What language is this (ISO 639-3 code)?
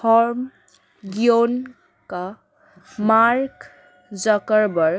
ben